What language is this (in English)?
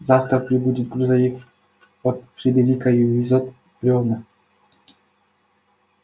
Russian